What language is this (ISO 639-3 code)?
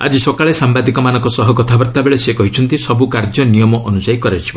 ori